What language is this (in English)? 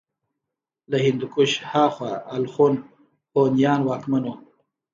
Pashto